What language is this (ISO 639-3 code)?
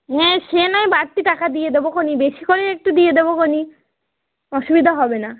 ben